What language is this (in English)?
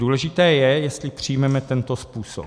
Czech